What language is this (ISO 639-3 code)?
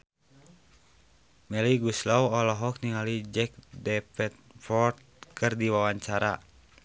sun